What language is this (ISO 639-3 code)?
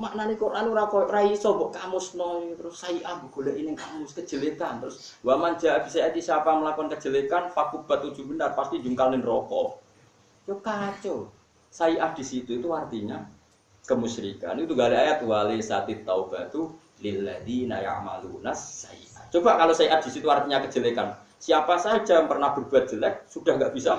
ind